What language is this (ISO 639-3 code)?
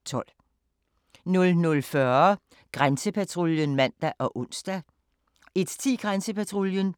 dan